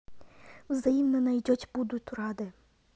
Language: Russian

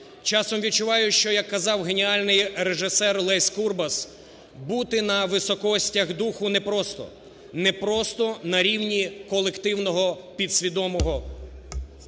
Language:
Ukrainian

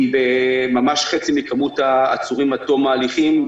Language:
Hebrew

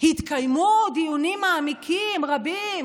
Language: Hebrew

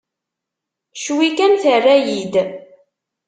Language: Kabyle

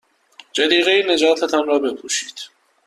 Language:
Persian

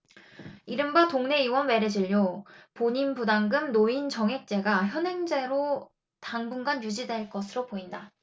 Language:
Korean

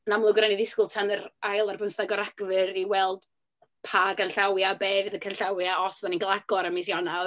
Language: Welsh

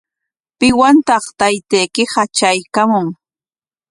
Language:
Corongo Ancash Quechua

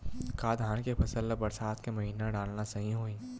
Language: Chhattisgarhi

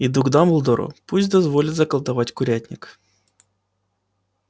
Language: Russian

